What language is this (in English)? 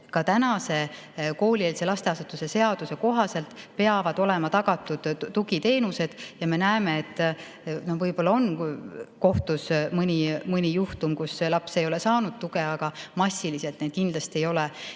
Estonian